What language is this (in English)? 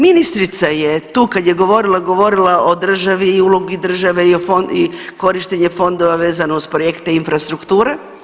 Croatian